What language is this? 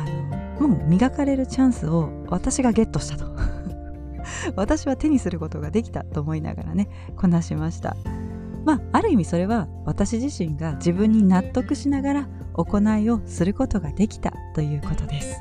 Japanese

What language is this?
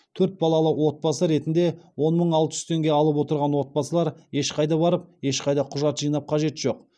Kazakh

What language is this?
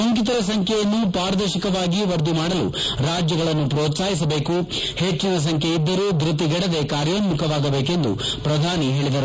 Kannada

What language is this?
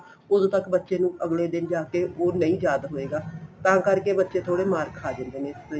Punjabi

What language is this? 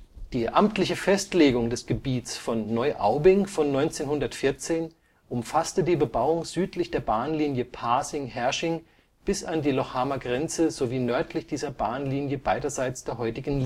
German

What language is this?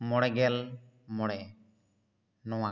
Santali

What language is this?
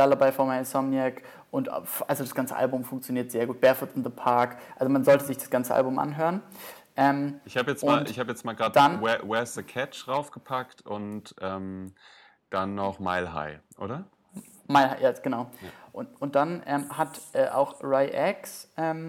German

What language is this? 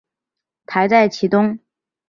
Chinese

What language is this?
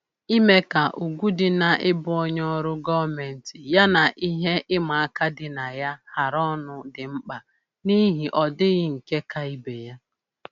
Igbo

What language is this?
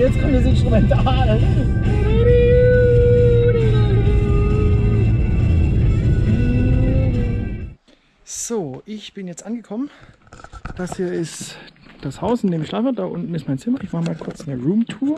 German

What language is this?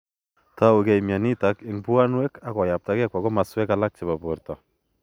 Kalenjin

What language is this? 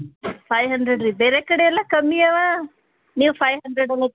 Kannada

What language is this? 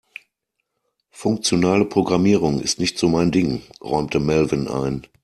German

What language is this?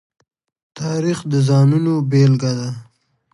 Pashto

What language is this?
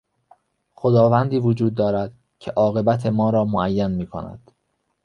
Persian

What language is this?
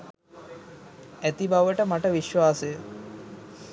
Sinhala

